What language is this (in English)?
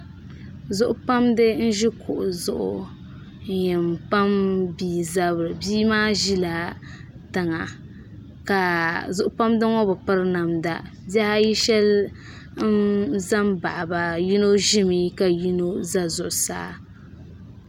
Dagbani